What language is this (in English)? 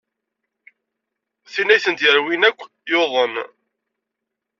Kabyle